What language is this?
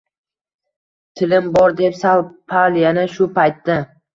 Uzbek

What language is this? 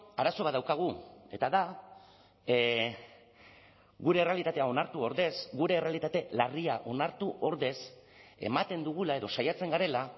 Basque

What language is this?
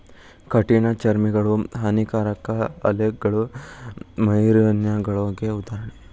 Kannada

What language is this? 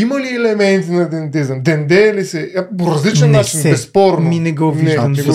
Bulgarian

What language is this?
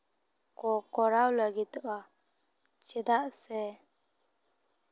Santali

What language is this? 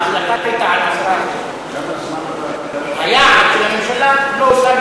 Hebrew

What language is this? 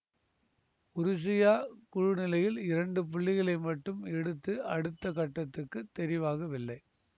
Tamil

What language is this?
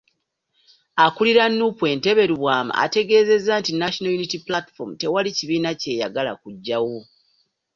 Ganda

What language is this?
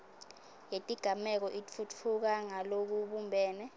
Swati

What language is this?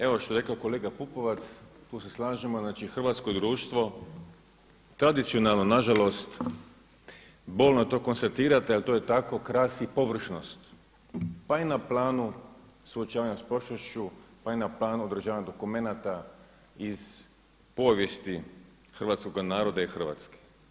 Croatian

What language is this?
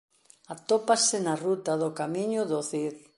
Galician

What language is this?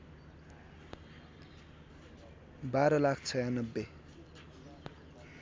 Nepali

